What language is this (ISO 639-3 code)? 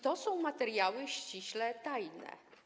pol